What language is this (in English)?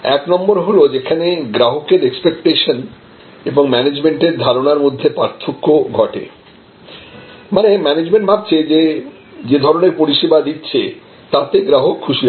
Bangla